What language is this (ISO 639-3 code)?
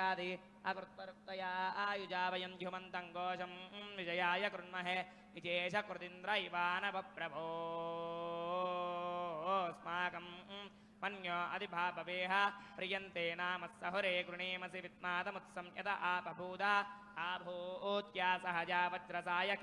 ind